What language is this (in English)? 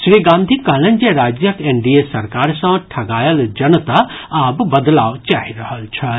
Maithili